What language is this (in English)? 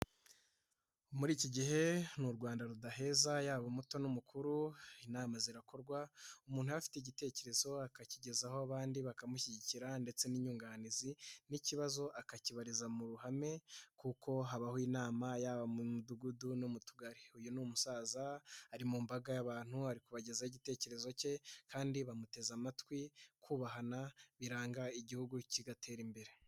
Kinyarwanda